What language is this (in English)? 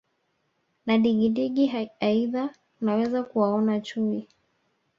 Swahili